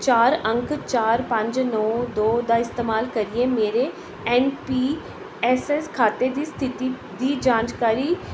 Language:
Dogri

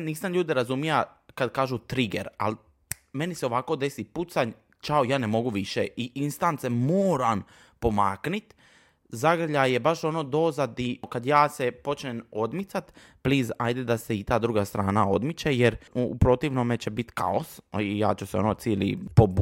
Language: Croatian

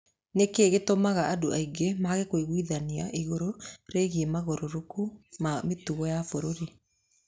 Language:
Kikuyu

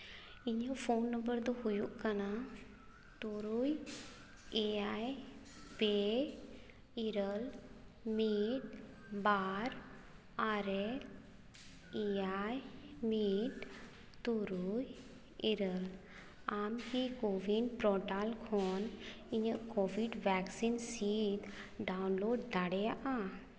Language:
Santali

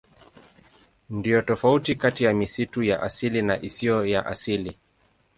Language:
Swahili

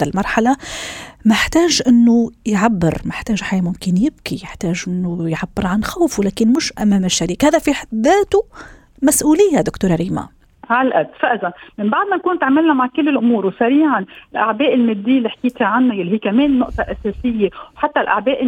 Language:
Arabic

